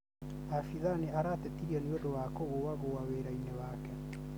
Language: Kikuyu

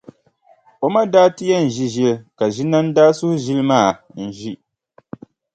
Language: Dagbani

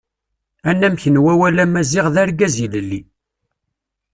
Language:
Kabyle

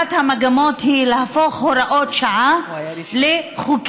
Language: Hebrew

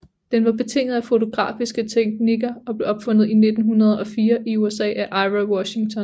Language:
Danish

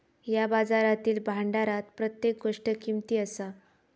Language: Marathi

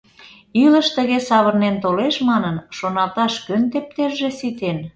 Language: Mari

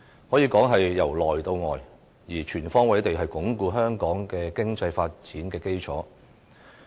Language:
Cantonese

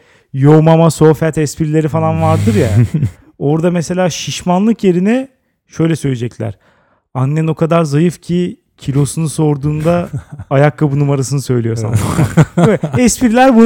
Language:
Turkish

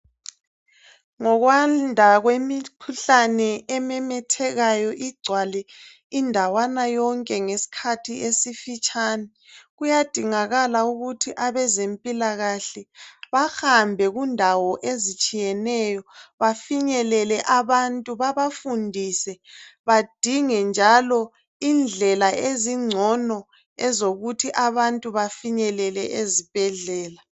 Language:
North Ndebele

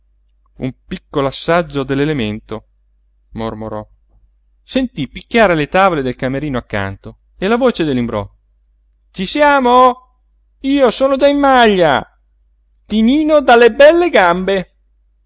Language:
Italian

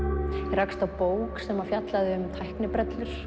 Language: Icelandic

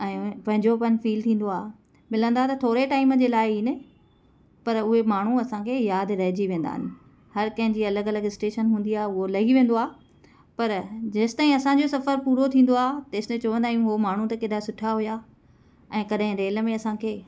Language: Sindhi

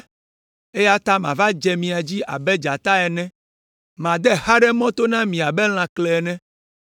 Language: Ewe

